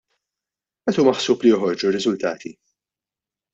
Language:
Maltese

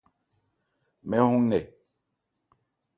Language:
Ebrié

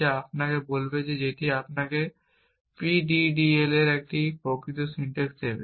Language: Bangla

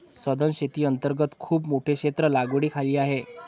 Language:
Marathi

